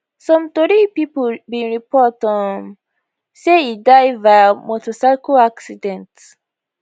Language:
Nigerian Pidgin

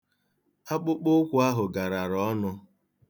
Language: Igbo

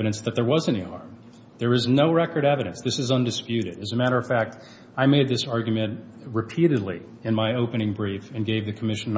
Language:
English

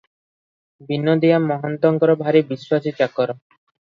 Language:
Odia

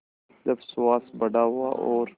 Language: Hindi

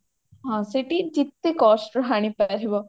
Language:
Odia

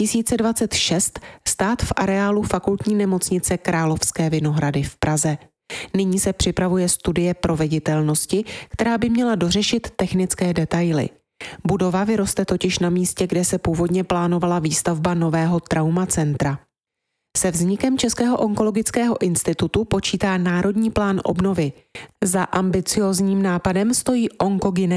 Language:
Czech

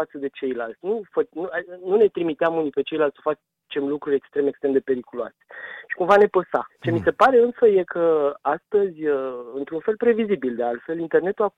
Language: Romanian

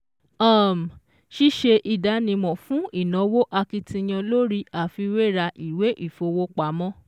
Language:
Yoruba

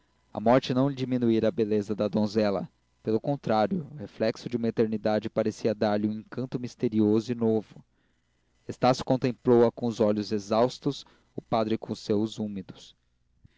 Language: Portuguese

